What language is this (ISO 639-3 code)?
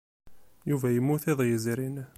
kab